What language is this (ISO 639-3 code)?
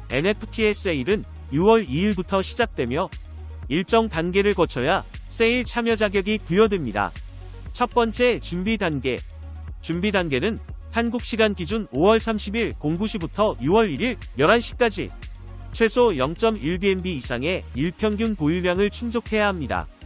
kor